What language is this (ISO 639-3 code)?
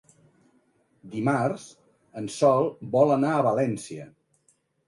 cat